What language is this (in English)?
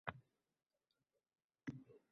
Uzbek